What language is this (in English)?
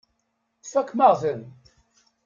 Kabyle